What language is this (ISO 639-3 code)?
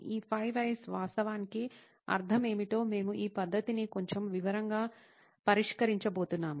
tel